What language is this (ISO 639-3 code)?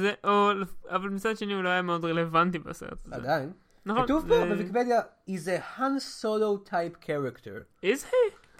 heb